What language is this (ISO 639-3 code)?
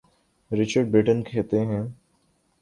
urd